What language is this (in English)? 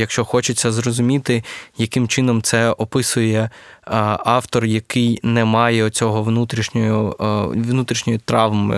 Ukrainian